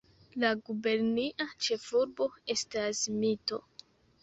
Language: Esperanto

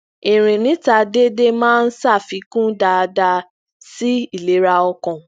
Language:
Yoruba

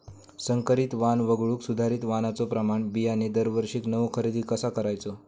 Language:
Marathi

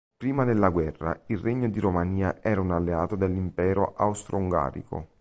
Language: Italian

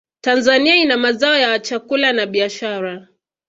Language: Swahili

